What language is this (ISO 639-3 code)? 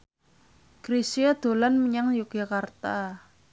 jav